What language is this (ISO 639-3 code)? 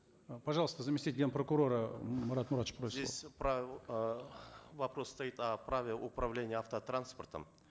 kaz